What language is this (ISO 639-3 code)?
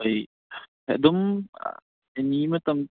mni